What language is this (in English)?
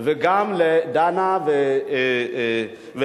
Hebrew